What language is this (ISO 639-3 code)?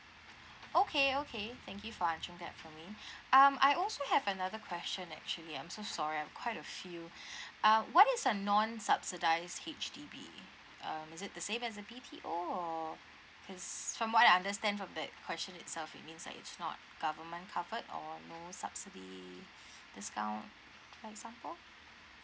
eng